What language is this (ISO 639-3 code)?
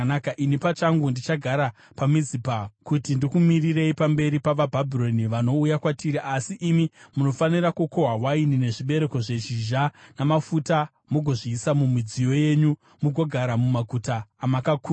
sna